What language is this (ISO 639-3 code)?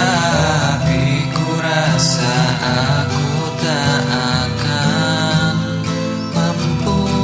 ind